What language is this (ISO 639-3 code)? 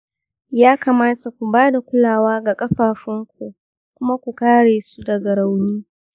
hau